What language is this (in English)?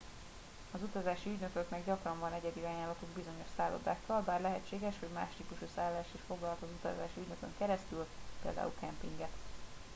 Hungarian